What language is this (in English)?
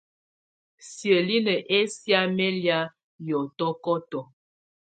Tunen